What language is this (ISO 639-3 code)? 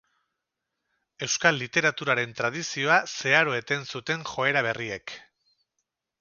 eus